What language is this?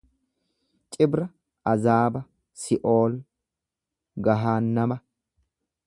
Oromo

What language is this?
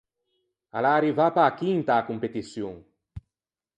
Ligurian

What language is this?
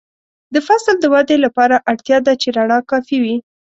Pashto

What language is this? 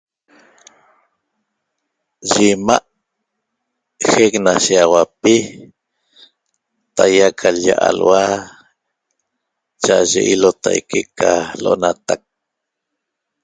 Toba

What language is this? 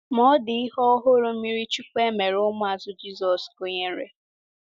Igbo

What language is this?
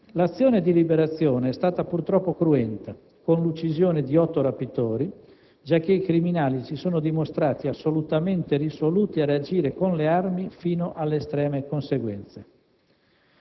Italian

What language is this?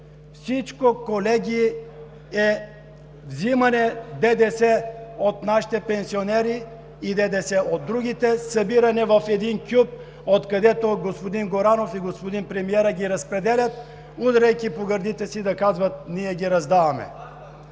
Bulgarian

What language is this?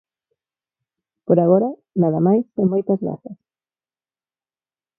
Galician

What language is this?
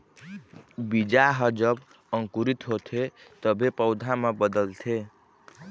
Chhattisgarhi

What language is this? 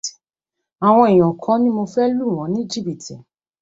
Yoruba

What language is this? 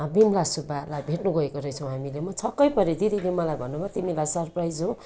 Nepali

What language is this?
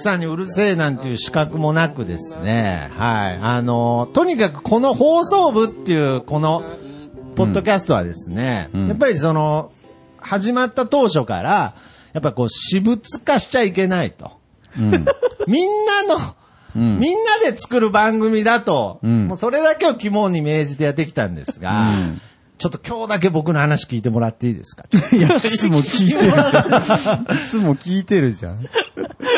Japanese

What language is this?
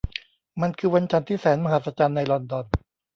Thai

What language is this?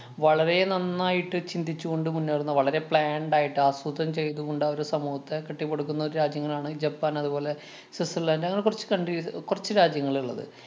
Malayalam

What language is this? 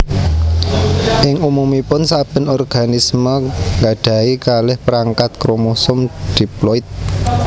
Javanese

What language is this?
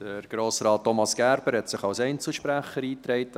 Swiss German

